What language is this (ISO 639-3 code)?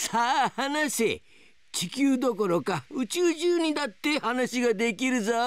jpn